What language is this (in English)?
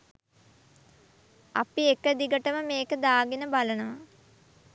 Sinhala